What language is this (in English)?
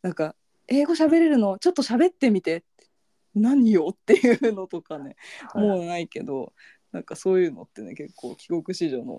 Japanese